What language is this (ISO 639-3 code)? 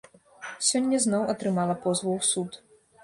bel